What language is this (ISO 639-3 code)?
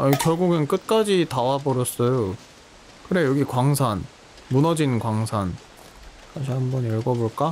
kor